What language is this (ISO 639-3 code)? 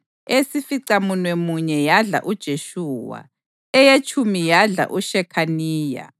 nde